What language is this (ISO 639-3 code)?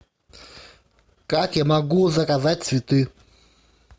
rus